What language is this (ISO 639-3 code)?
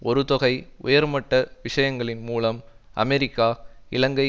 tam